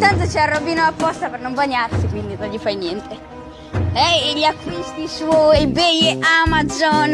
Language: Italian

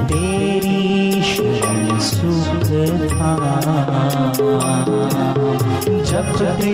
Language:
Hindi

